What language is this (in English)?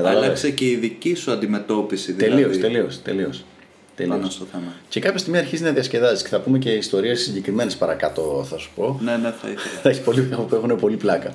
Greek